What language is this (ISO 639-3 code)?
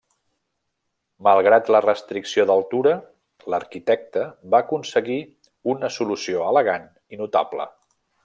cat